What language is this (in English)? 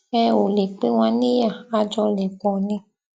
Yoruba